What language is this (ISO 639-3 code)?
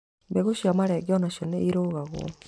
kik